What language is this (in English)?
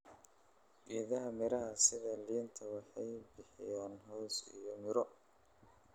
Somali